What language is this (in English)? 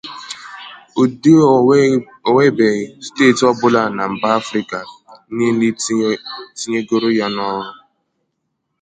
Igbo